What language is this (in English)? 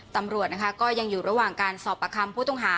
Thai